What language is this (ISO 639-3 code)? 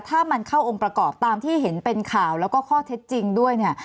tha